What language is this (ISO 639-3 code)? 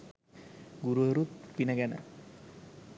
sin